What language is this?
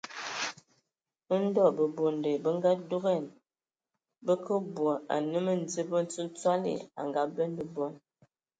Ewondo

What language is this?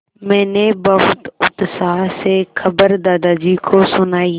Hindi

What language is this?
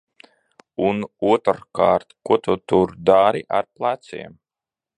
Latvian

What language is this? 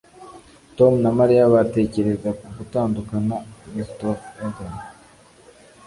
Kinyarwanda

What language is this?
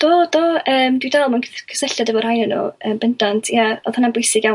Welsh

